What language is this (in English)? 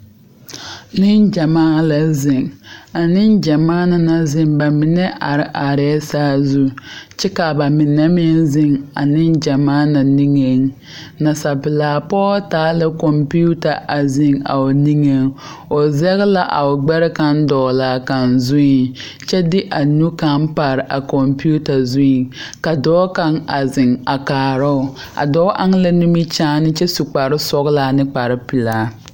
Southern Dagaare